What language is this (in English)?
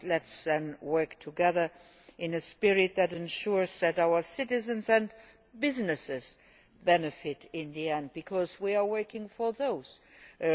English